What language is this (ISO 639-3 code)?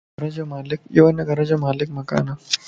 lss